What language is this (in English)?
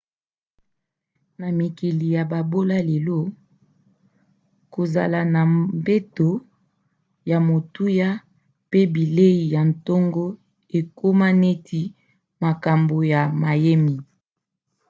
Lingala